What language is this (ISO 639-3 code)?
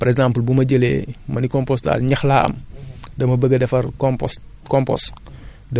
wol